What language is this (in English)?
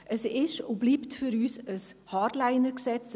Swiss German